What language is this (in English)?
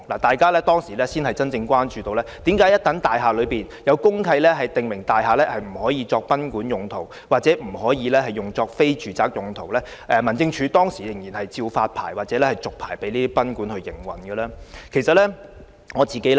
Cantonese